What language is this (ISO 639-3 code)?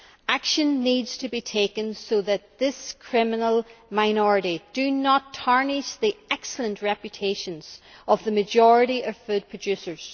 eng